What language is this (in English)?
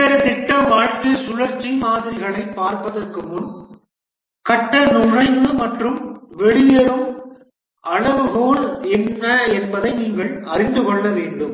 Tamil